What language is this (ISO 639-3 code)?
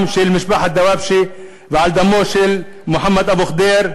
heb